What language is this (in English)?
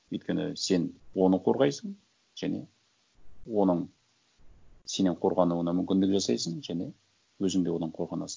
Kazakh